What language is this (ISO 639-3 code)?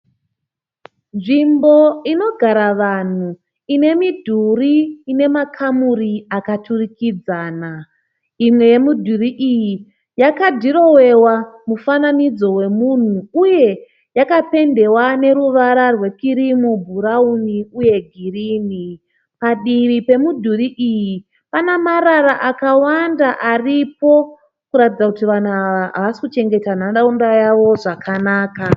sna